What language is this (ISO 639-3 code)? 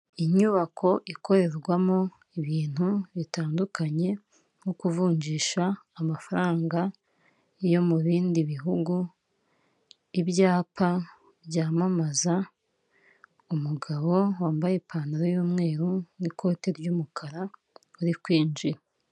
kin